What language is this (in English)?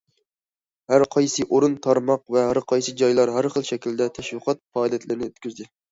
Uyghur